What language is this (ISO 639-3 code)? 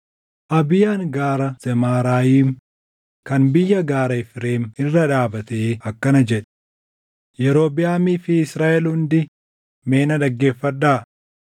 orm